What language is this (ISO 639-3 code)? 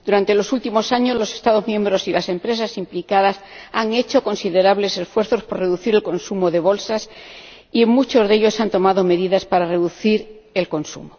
spa